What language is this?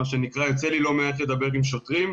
Hebrew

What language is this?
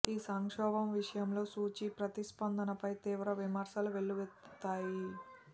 Telugu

